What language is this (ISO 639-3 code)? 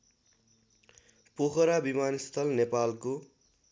nep